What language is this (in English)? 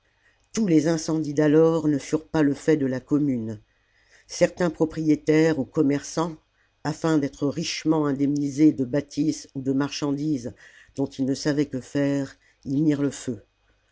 French